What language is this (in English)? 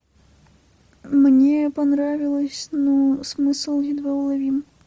Russian